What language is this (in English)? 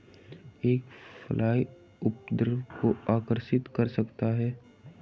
Hindi